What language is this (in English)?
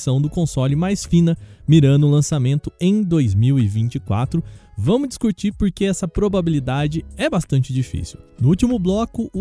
Portuguese